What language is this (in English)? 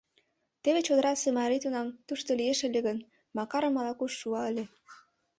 Mari